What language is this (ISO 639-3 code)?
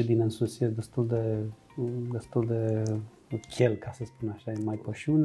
ron